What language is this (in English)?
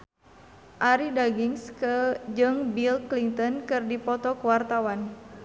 Sundanese